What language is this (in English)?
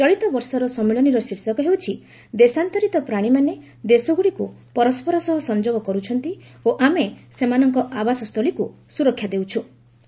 Odia